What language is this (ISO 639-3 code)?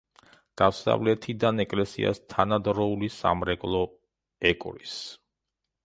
kat